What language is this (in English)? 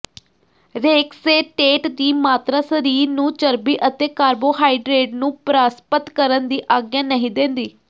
Punjabi